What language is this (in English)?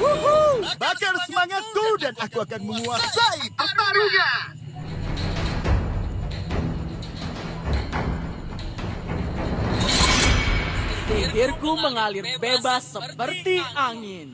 Indonesian